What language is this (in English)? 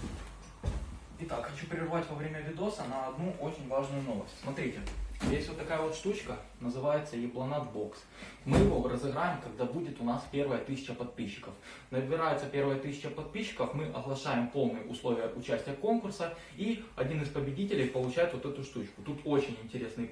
Russian